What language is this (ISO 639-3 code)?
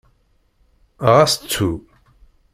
kab